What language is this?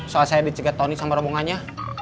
Indonesian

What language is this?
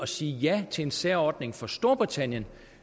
Danish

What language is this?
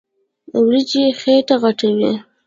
Pashto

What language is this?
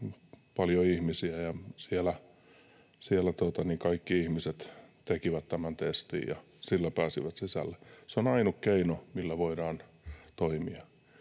Finnish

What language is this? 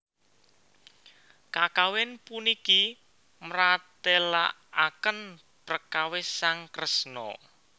Javanese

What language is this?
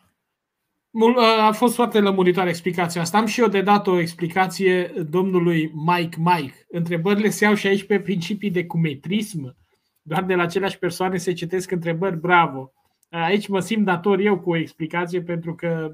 Romanian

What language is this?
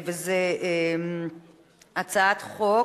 Hebrew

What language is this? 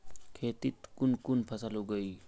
Magahi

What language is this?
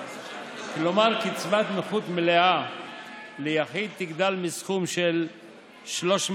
Hebrew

